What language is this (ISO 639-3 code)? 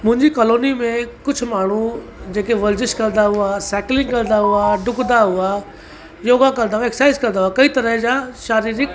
snd